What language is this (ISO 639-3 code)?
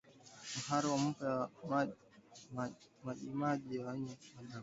swa